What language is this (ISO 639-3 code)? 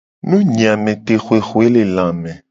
gej